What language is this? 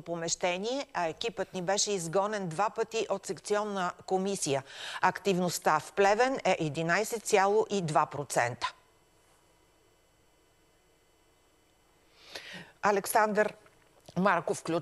Bulgarian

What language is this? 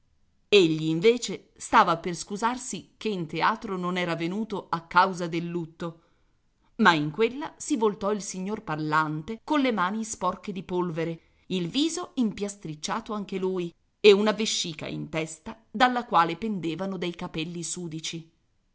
Italian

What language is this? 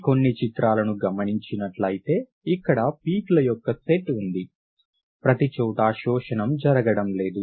Telugu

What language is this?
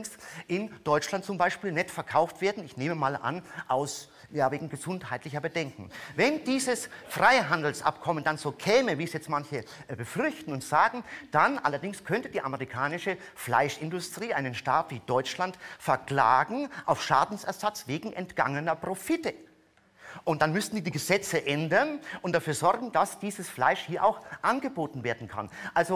German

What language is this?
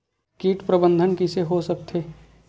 Chhattisgarhi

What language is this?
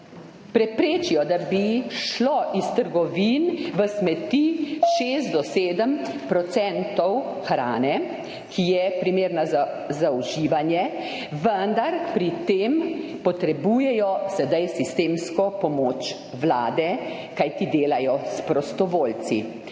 Slovenian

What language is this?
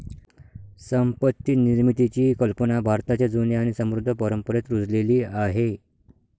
Marathi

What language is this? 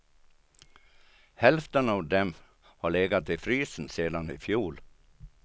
Swedish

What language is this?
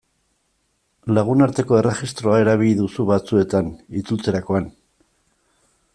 Basque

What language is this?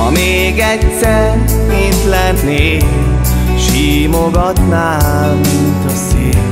Hungarian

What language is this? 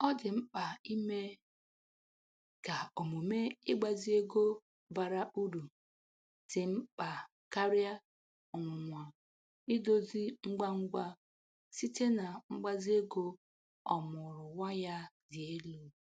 Igbo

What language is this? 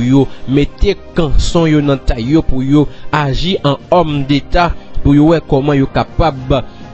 French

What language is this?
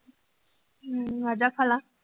Punjabi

